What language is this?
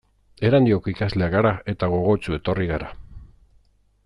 Basque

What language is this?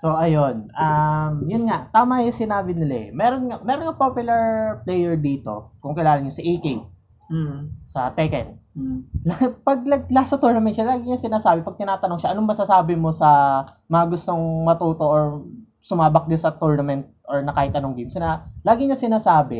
Filipino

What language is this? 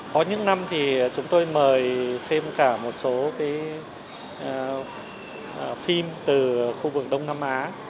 Vietnamese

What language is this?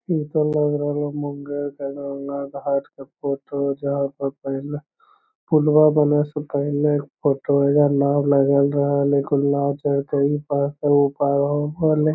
Magahi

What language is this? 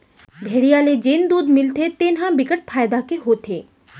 Chhattisgarhi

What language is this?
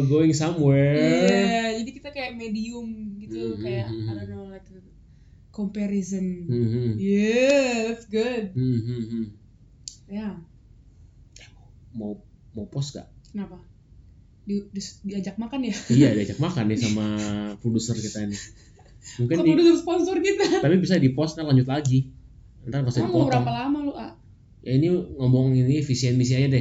Indonesian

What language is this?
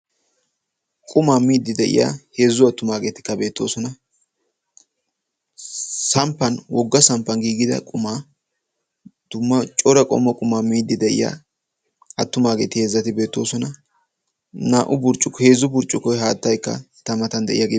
Wolaytta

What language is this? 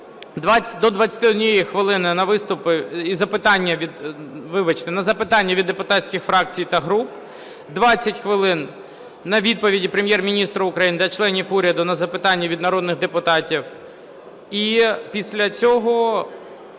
Ukrainian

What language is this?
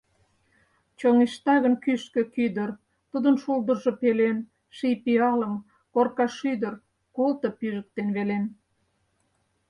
Mari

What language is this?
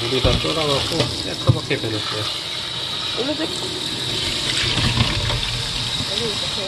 Korean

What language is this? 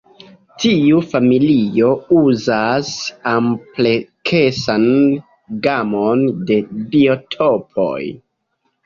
Esperanto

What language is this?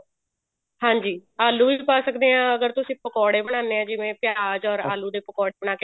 Punjabi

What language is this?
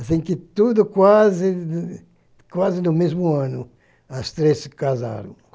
Portuguese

